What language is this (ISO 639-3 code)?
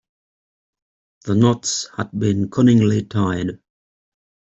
eng